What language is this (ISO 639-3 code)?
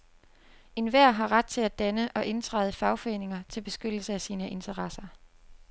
dan